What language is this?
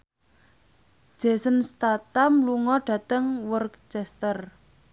Javanese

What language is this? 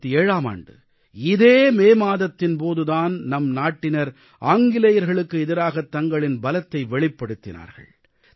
Tamil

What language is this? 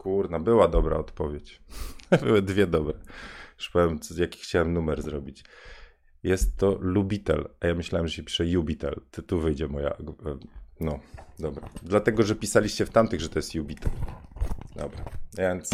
Polish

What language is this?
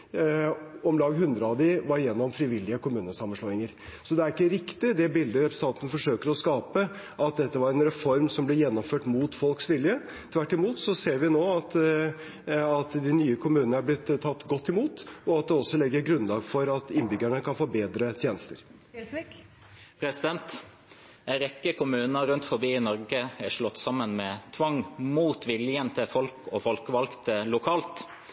Norwegian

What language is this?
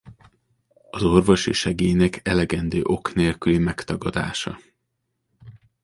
Hungarian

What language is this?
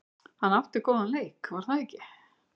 Icelandic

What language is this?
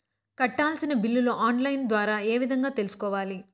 Telugu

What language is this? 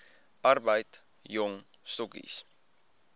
Afrikaans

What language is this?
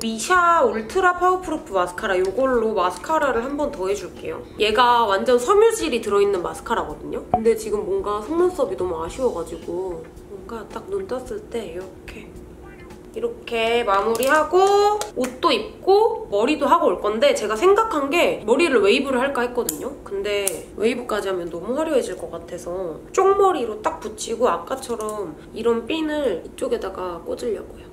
Korean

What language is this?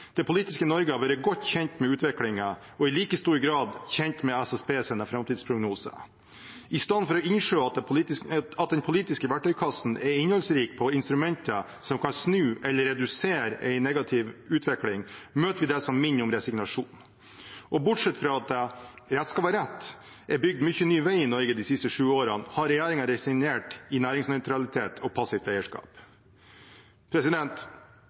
Norwegian Bokmål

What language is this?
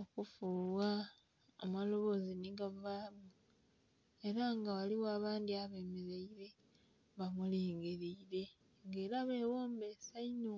Soga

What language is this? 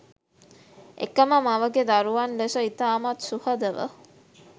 Sinhala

